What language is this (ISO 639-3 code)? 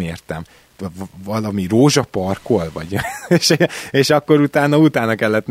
hun